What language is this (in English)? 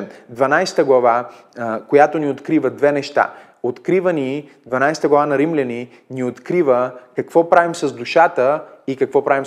Bulgarian